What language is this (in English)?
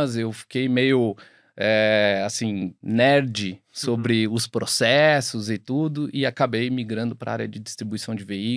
Portuguese